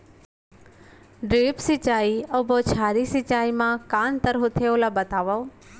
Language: Chhattisgarhi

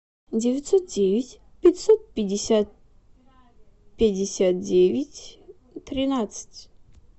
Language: Russian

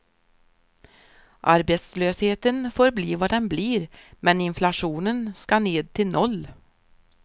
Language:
Swedish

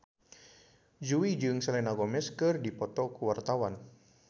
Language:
Sundanese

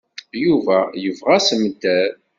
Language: Kabyle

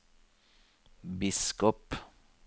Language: Norwegian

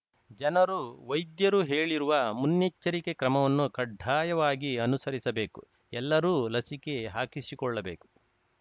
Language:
Kannada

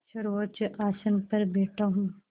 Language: Hindi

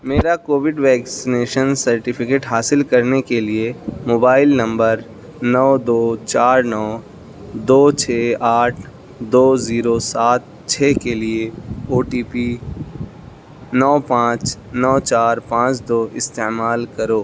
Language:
Urdu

